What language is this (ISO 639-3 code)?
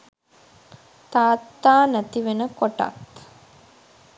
sin